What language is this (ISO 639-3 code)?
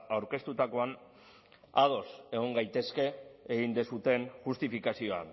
eus